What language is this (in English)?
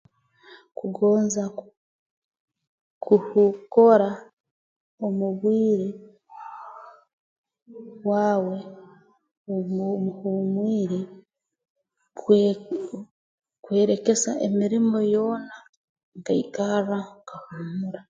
Tooro